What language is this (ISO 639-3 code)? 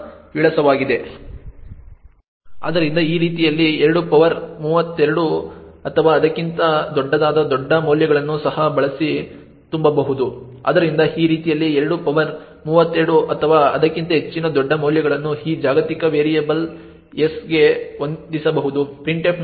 kan